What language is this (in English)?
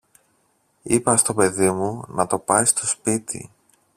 Greek